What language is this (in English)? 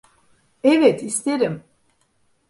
Turkish